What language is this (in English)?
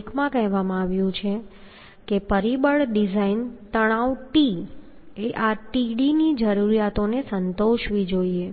Gujarati